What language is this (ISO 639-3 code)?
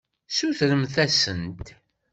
kab